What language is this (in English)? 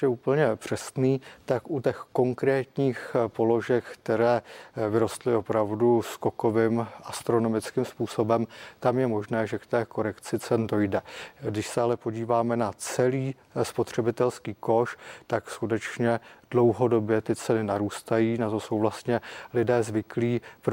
Czech